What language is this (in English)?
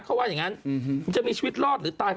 Thai